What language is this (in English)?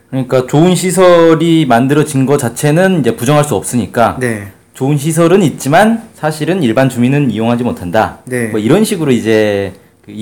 Korean